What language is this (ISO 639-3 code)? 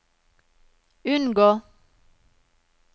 nor